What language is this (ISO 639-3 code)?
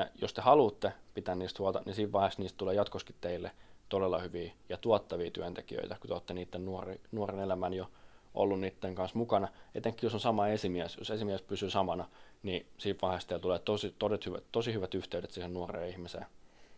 fin